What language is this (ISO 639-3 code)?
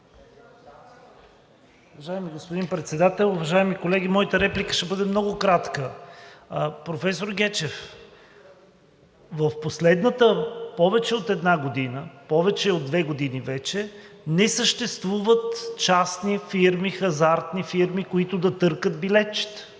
bul